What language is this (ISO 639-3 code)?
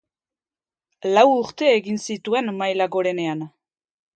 eus